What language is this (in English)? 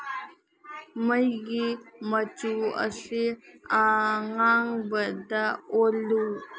Manipuri